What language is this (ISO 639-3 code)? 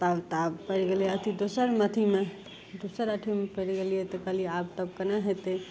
mai